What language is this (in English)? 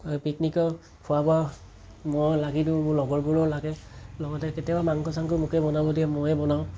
Assamese